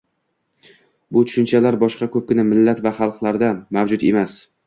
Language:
Uzbek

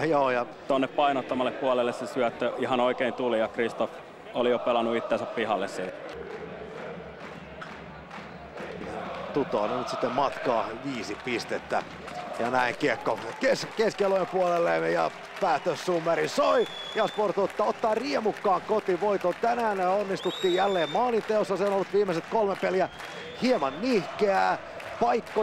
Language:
Finnish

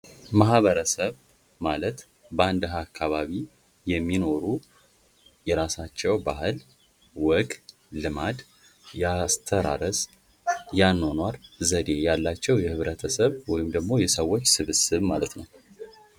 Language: Amharic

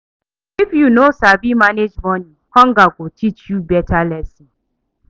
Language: Nigerian Pidgin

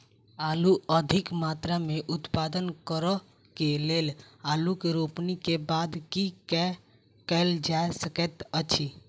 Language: Maithili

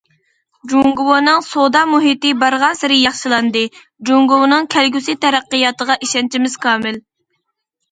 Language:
Uyghur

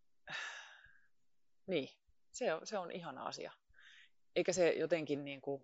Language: Finnish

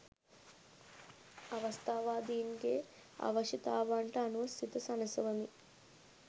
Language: Sinhala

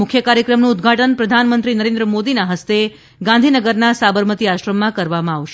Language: Gujarati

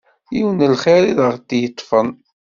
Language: Kabyle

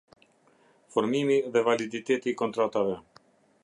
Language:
Albanian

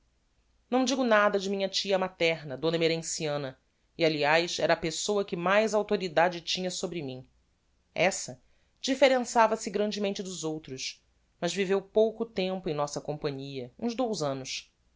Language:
Portuguese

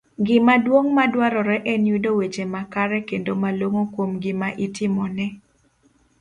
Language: Luo (Kenya and Tanzania)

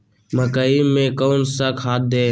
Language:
Magahi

